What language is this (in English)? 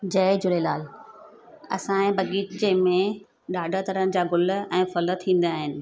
Sindhi